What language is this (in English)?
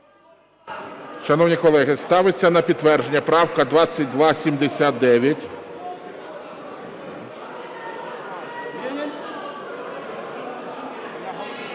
Ukrainian